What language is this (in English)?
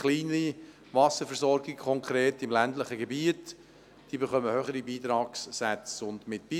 Swiss German